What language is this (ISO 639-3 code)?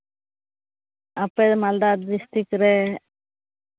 sat